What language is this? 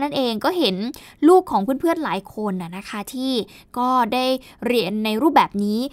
Thai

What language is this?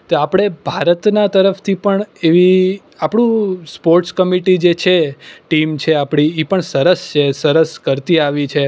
Gujarati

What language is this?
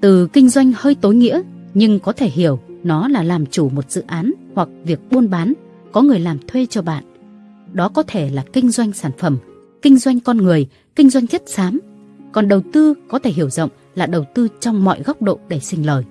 Vietnamese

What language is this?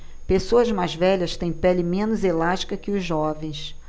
Portuguese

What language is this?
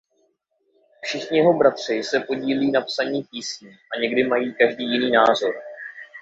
Czech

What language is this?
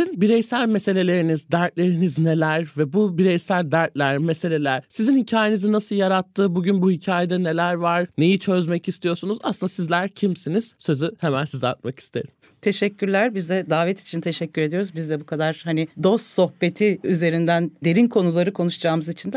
Turkish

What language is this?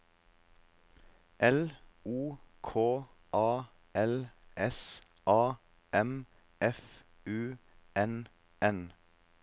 Norwegian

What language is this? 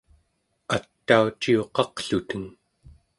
Central Yupik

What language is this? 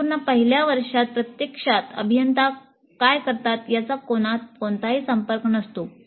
Marathi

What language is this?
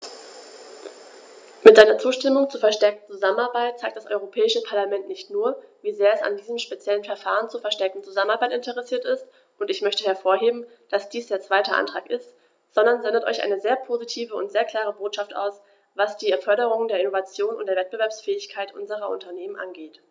German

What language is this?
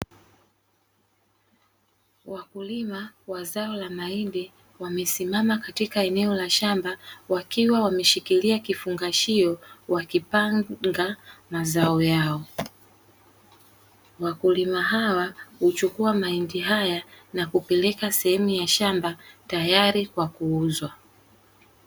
Swahili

